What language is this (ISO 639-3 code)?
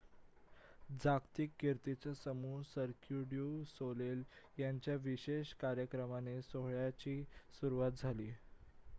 mar